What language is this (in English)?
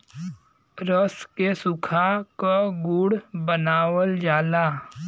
Bhojpuri